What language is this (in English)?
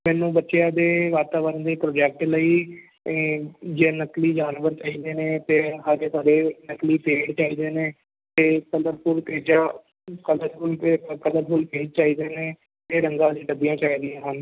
Punjabi